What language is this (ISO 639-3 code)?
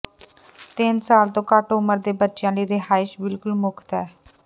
pan